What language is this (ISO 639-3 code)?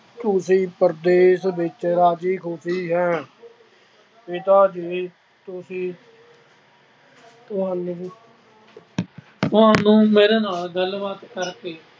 pan